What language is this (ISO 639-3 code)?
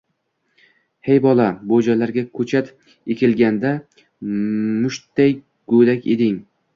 uzb